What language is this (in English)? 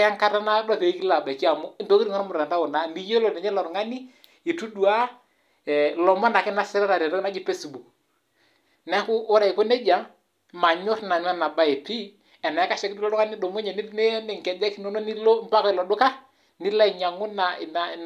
Masai